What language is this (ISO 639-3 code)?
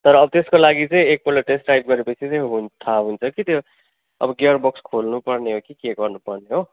nep